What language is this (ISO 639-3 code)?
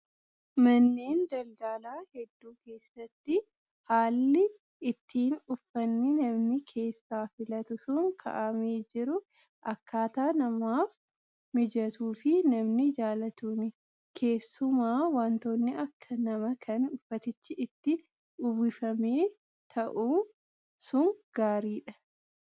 orm